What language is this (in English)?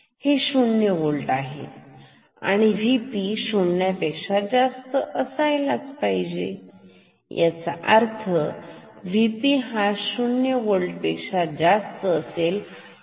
Marathi